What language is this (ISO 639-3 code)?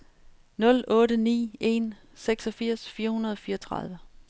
dan